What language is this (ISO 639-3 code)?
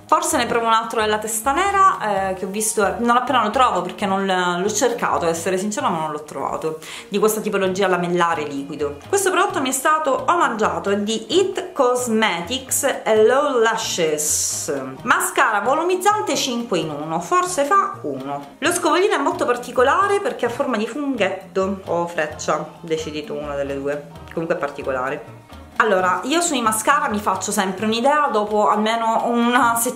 ita